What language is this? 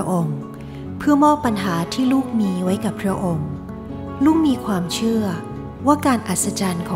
Thai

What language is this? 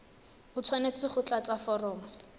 Tswana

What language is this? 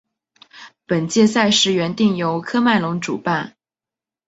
Chinese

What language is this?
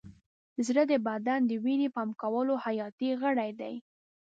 Pashto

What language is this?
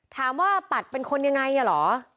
Thai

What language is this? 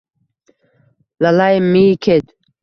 Uzbek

